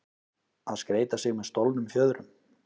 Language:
Icelandic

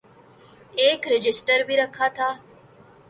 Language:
Urdu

